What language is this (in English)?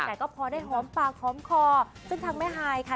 Thai